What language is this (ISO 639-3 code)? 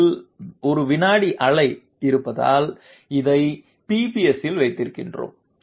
tam